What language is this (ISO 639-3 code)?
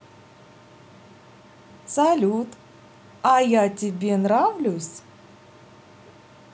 rus